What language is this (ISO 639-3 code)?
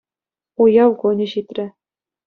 chv